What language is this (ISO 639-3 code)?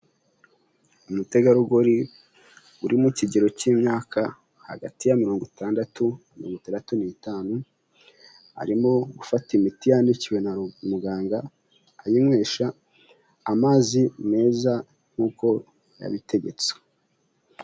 kin